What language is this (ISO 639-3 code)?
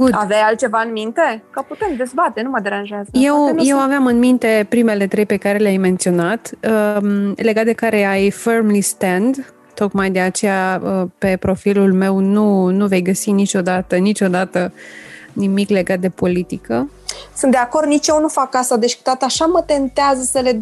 ron